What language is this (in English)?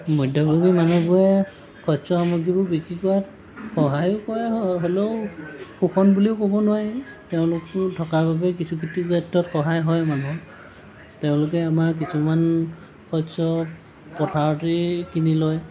Assamese